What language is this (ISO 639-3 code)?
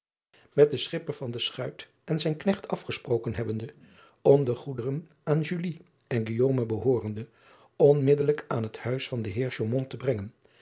nld